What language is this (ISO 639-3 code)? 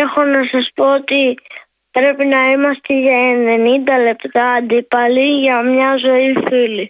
ell